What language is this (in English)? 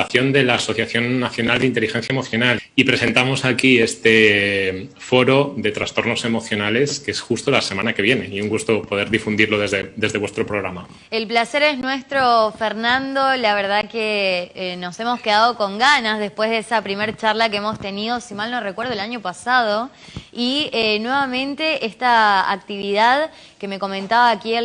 Spanish